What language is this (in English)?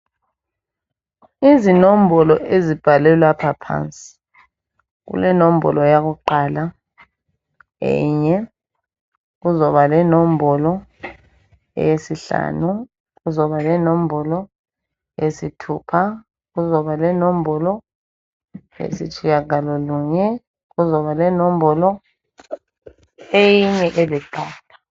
North Ndebele